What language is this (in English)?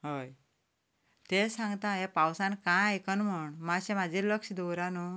Konkani